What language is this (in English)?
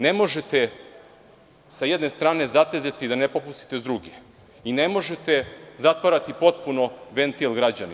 Serbian